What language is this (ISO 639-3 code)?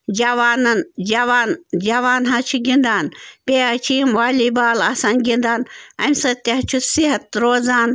kas